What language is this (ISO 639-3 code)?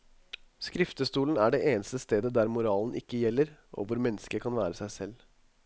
nor